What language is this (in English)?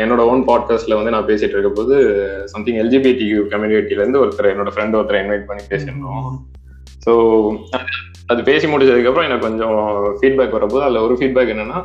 Tamil